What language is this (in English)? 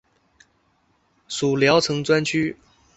Chinese